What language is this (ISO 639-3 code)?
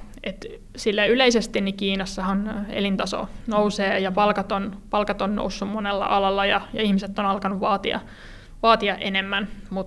fin